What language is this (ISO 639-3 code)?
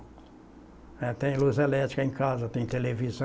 por